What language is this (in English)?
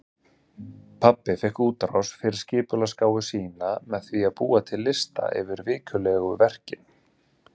Icelandic